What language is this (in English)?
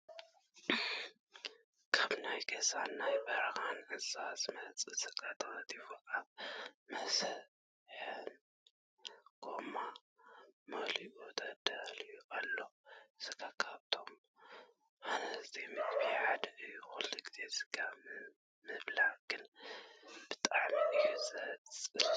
Tigrinya